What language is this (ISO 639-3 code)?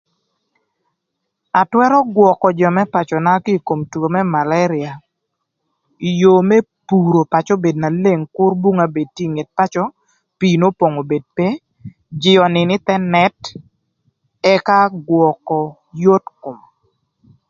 lth